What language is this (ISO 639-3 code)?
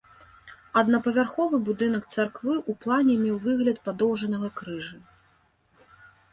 bel